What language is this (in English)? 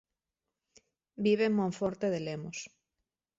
Galician